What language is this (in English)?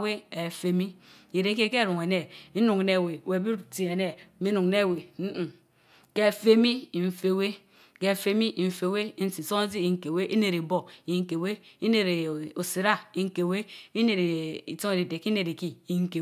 Mbe